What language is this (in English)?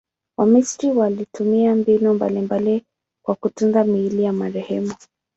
Swahili